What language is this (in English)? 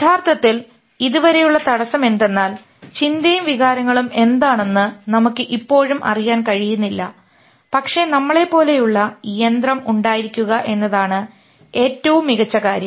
Malayalam